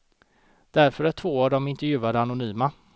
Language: Swedish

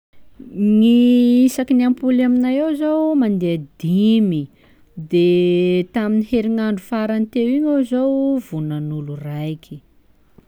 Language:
Sakalava Malagasy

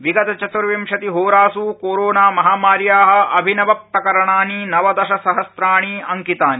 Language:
Sanskrit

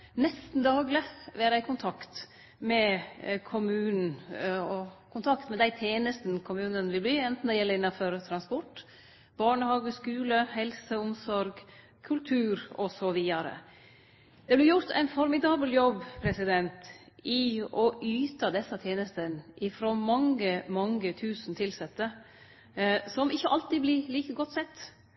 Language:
Norwegian Nynorsk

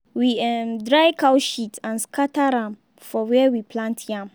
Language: Nigerian Pidgin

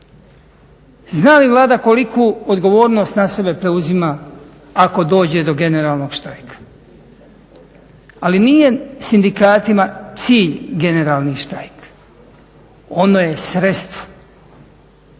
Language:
Croatian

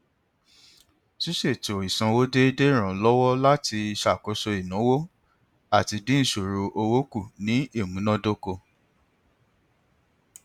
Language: Yoruba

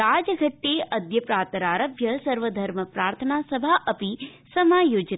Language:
Sanskrit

